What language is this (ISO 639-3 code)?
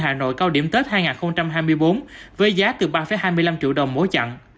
vie